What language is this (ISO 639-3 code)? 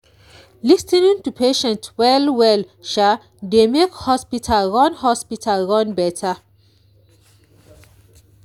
pcm